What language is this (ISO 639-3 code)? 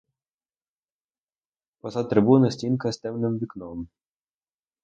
ukr